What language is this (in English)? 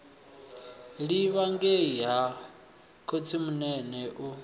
Venda